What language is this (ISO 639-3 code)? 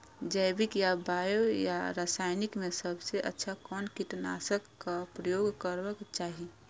mai